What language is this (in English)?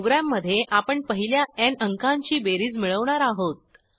Marathi